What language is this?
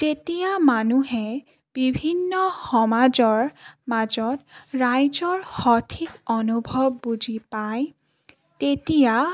Assamese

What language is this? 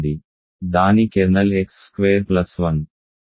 Telugu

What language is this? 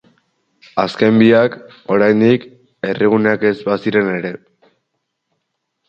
Basque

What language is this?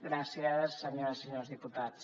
Catalan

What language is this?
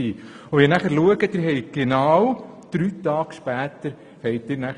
Swiss German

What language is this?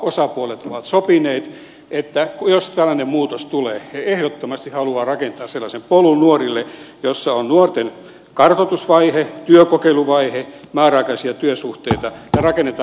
Finnish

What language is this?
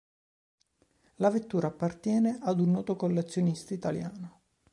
Italian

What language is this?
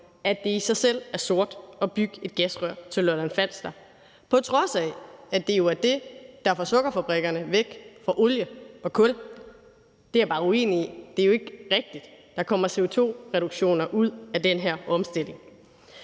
Danish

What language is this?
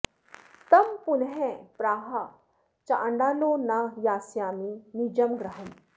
Sanskrit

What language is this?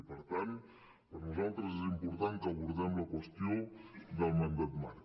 Catalan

